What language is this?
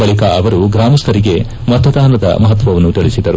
Kannada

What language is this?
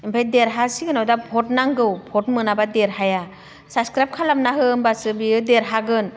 Bodo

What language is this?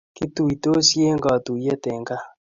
Kalenjin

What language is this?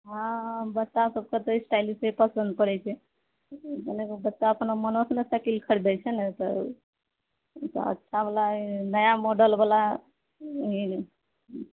Maithili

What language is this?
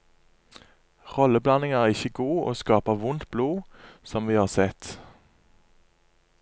Norwegian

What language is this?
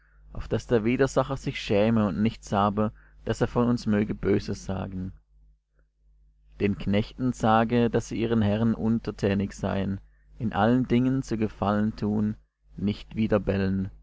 German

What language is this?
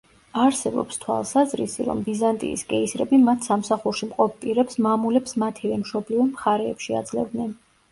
Georgian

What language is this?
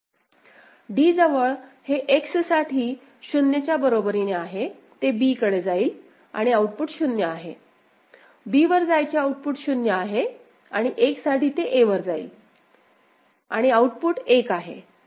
Marathi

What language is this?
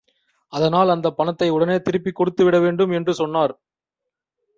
Tamil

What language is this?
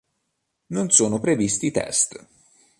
Italian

